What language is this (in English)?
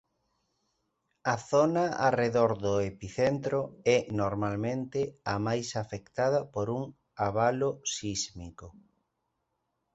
Galician